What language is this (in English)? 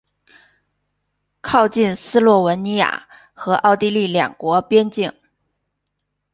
Chinese